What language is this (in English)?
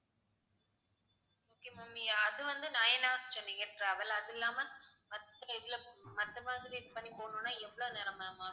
Tamil